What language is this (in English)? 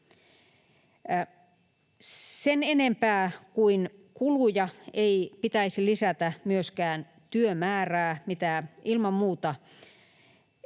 Finnish